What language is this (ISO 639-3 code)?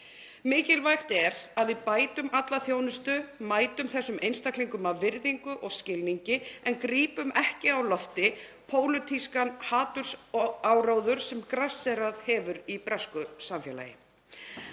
isl